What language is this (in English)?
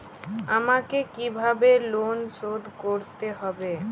Bangla